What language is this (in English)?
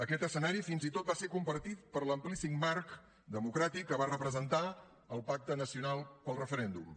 Catalan